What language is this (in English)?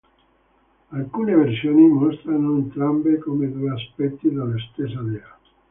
Italian